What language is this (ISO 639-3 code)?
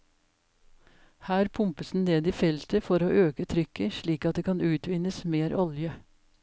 nor